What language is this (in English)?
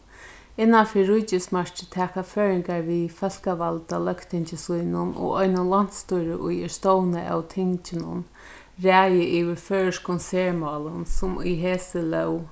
Faroese